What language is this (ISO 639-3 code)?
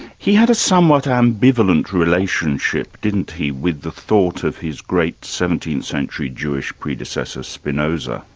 eng